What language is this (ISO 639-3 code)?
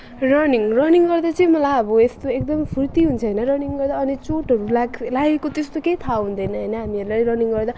nep